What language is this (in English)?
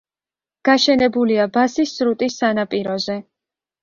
Georgian